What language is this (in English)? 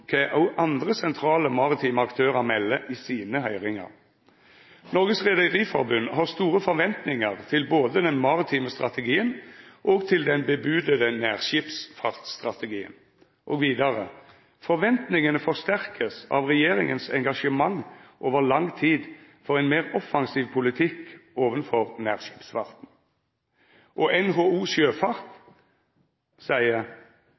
Norwegian Nynorsk